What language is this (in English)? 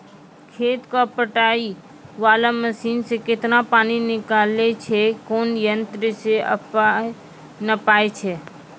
Maithili